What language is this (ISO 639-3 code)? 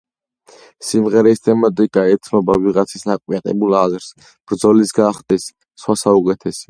kat